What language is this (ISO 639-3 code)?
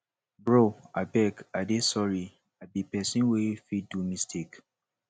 pcm